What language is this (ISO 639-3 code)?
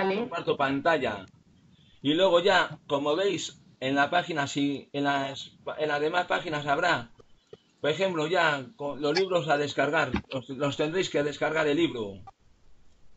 spa